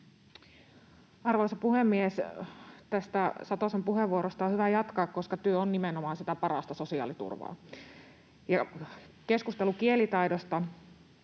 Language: Finnish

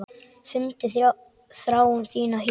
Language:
Icelandic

